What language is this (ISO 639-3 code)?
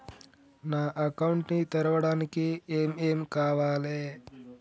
tel